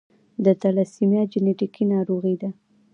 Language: Pashto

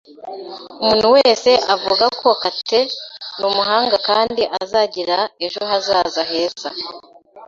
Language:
Kinyarwanda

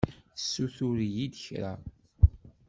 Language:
Kabyle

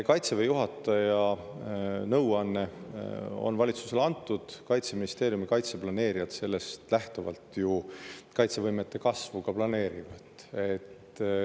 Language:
Estonian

